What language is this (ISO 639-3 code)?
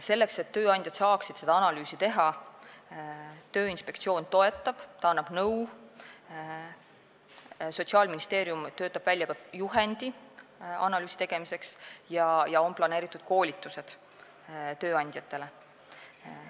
est